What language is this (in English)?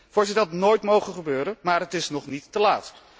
Dutch